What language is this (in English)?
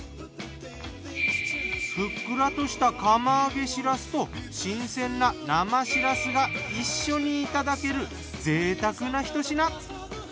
Japanese